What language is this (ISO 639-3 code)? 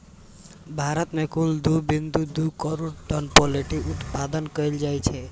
mai